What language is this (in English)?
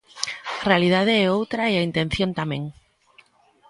Galician